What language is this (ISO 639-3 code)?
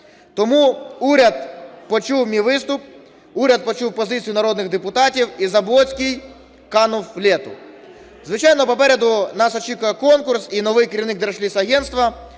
ukr